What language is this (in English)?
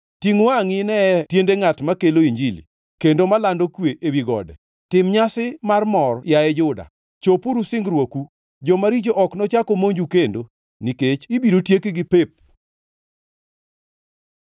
Luo (Kenya and Tanzania)